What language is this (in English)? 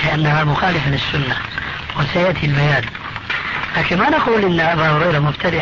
Arabic